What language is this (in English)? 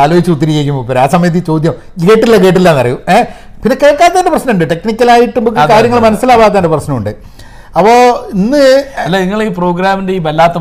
Malayalam